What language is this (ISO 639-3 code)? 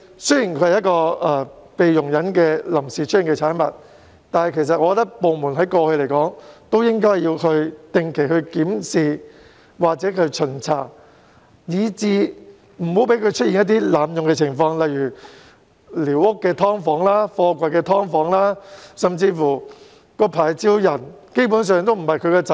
yue